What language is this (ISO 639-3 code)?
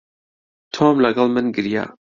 ckb